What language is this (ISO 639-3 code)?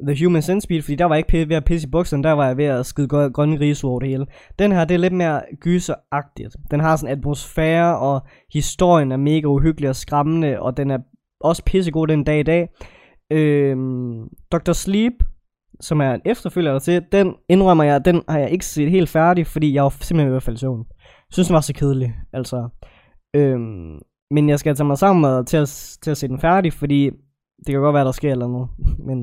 dan